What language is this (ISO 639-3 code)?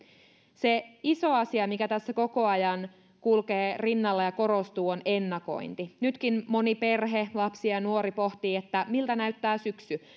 fin